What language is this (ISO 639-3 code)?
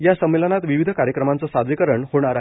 mar